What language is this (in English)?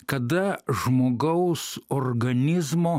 Lithuanian